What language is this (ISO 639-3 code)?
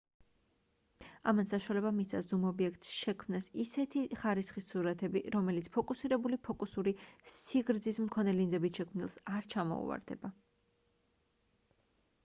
kat